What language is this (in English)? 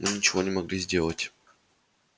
Russian